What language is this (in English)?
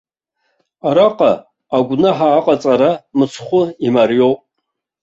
Abkhazian